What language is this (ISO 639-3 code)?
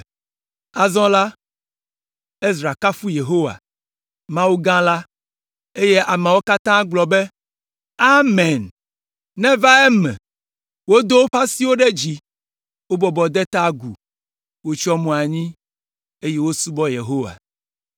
ewe